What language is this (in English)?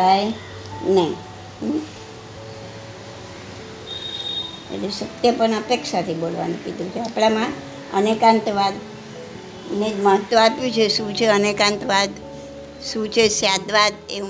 Gujarati